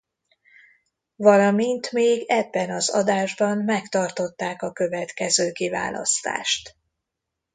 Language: Hungarian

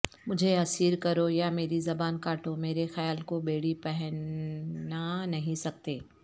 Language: Urdu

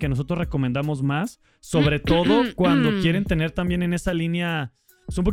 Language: Spanish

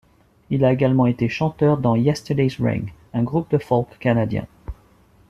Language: French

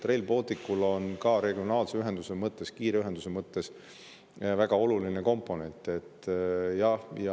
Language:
Estonian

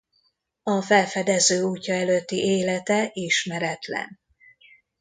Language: Hungarian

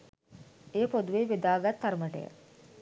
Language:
Sinhala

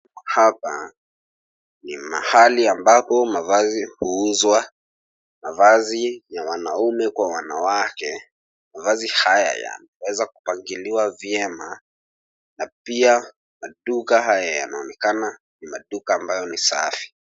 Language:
Swahili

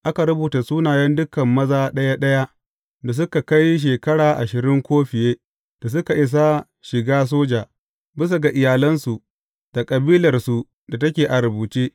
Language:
Hausa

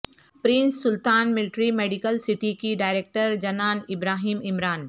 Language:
Urdu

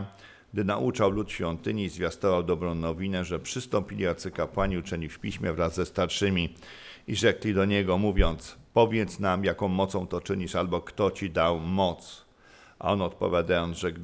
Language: Polish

